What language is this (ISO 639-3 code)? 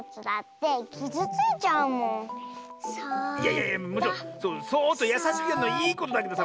jpn